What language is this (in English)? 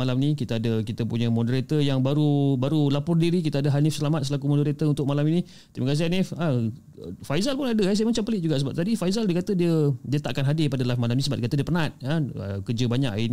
Malay